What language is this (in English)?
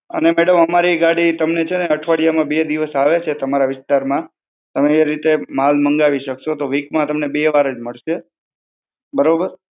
Gujarati